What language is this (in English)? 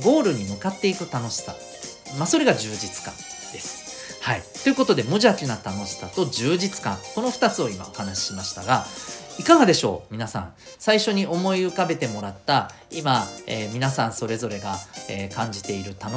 Japanese